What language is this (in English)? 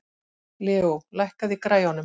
Icelandic